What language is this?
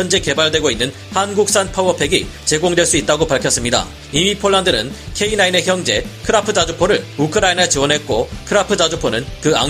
Korean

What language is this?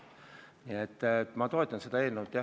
Estonian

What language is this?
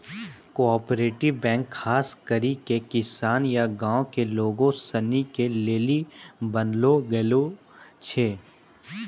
Maithili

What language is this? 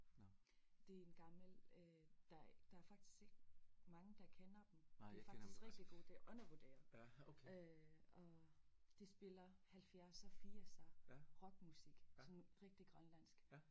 Danish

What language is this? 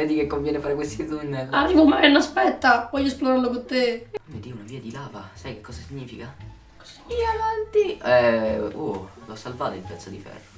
Italian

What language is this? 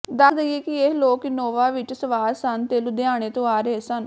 Punjabi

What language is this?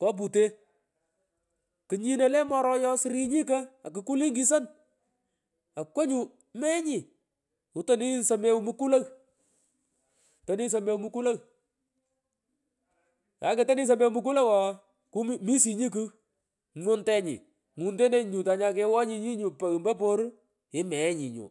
Pökoot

